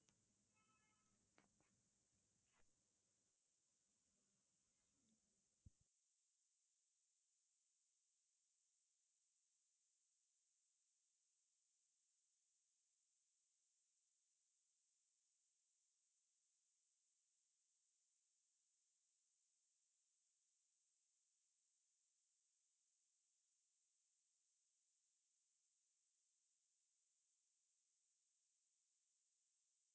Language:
Tamil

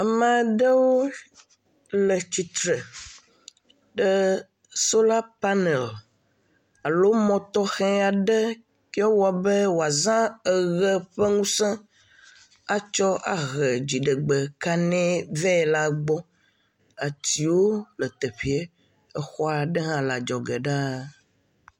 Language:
Ewe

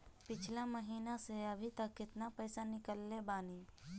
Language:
Bhojpuri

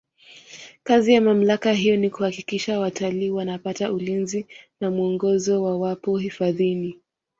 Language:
Swahili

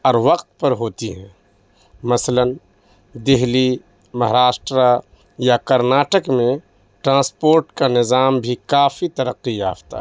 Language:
Urdu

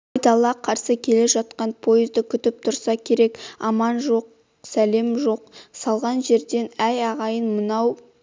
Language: Kazakh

